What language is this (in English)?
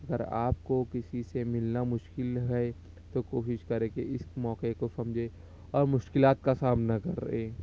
Urdu